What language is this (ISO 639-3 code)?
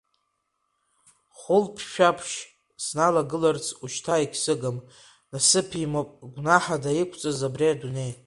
abk